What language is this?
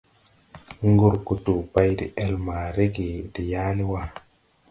Tupuri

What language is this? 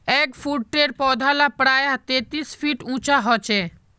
Magahi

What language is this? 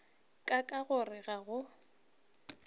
Northern Sotho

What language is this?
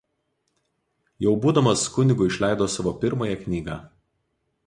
Lithuanian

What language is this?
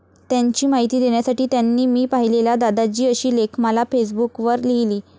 Marathi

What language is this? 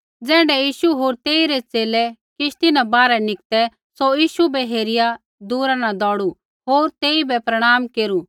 Kullu Pahari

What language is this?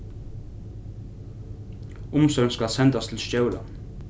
Faroese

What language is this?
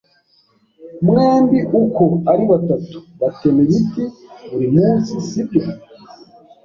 Kinyarwanda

